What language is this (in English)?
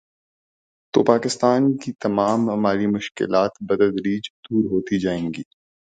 Urdu